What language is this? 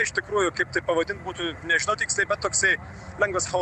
Lithuanian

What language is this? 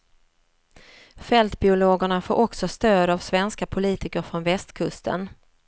Swedish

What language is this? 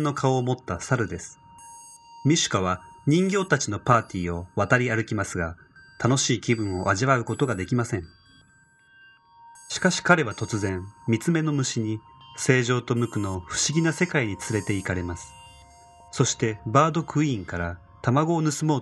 Japanese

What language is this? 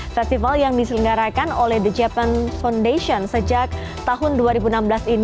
Indonesian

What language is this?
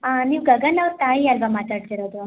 Kannada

